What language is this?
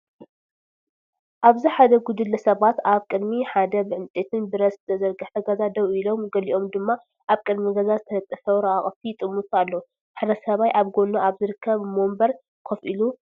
Tigrinya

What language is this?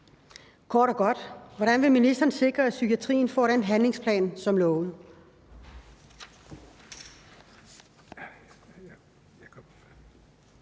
Danish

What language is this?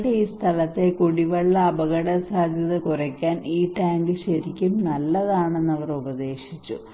Malayalam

